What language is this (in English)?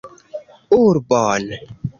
Esperanto